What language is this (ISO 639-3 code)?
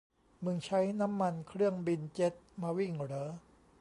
tha